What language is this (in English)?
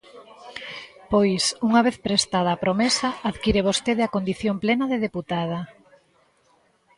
Galician